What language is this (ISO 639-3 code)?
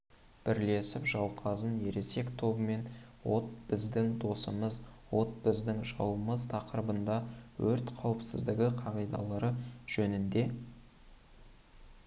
kaz